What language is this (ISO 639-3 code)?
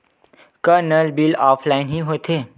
hne